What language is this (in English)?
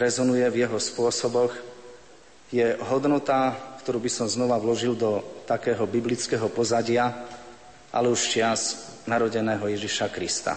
Slovak